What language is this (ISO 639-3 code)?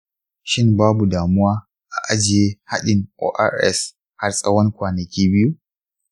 hau